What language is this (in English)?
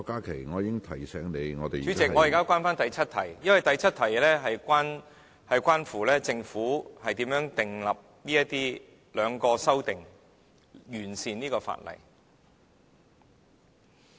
Cantonese